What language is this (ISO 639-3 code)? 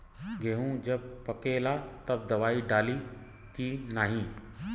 bho